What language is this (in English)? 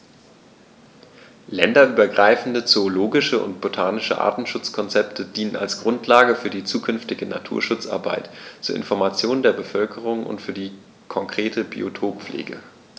German